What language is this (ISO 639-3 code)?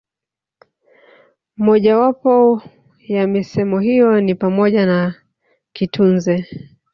swa